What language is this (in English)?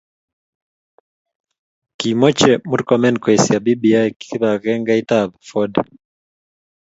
Kalenjin